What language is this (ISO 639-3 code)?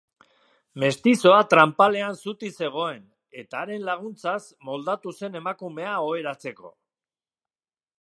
eus